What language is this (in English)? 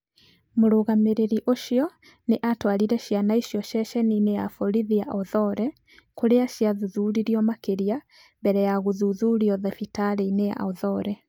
Kikuyu